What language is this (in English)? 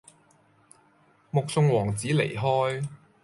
Cantonese